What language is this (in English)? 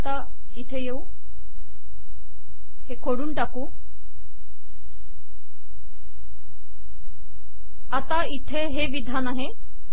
Marathi